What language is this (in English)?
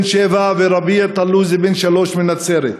Hebrew